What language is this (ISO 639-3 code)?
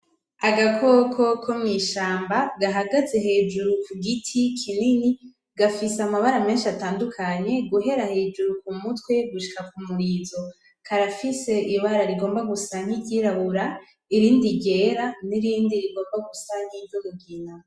run